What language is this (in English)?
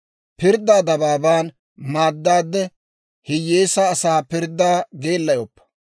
Dawro